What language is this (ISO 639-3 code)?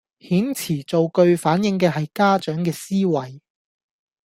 yue